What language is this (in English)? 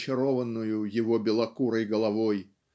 Russian